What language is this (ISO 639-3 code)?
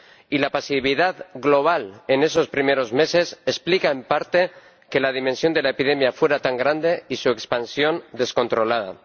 spa